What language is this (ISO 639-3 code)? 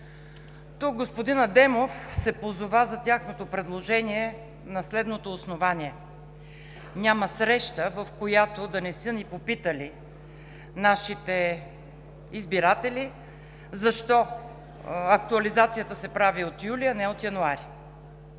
bul